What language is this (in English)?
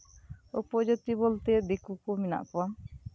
Santali